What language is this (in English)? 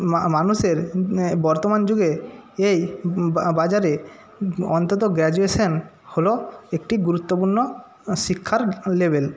Bangla